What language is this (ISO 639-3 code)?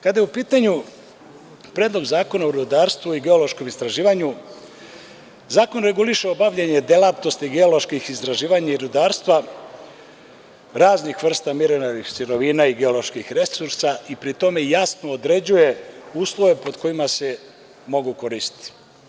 srp